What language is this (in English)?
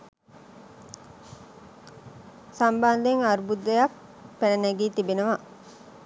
Sinhala